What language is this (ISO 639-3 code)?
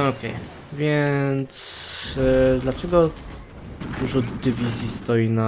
pol